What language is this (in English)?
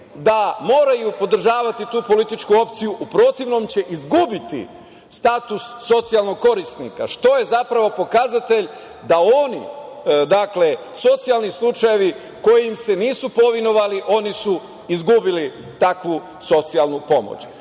Serbian